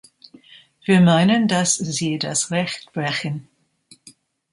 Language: German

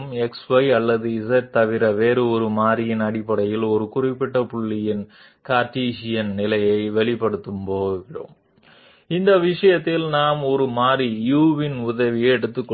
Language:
Telugu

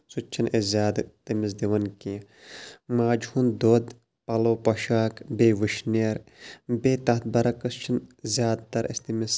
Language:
Kashmiri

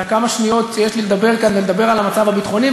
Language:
Hebrew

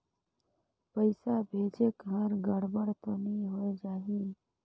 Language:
Chhattisgarhi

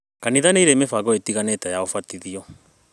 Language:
Kikuyu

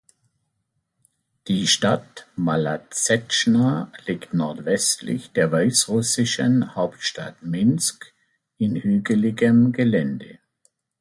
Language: German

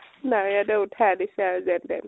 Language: Assamese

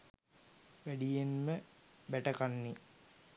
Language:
Sinhala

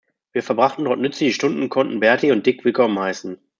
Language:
German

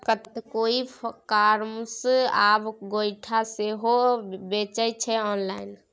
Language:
Maithili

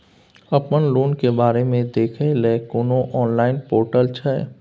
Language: Maithili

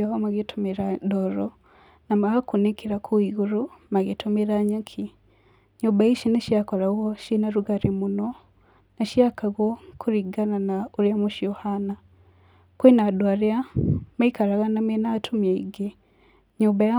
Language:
Kikuyu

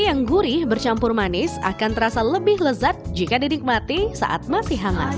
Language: Indonesian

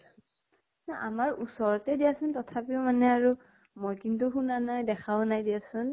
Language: Assamese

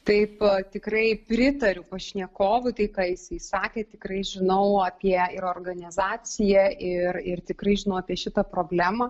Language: Lithuanian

